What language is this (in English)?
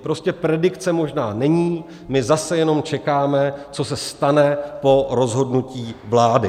Czech